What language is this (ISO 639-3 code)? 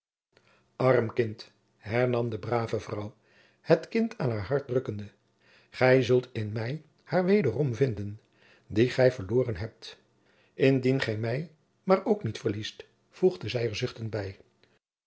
nld